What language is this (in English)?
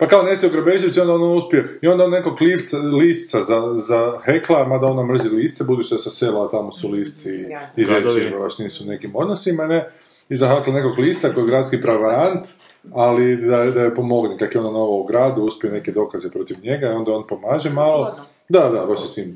Croatian